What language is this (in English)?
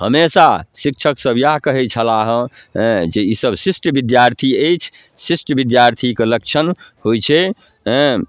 Maithili